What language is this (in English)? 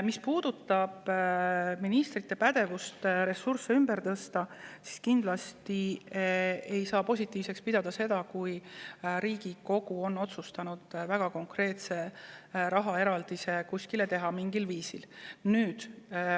Estonian